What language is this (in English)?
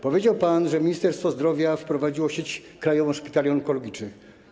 Polish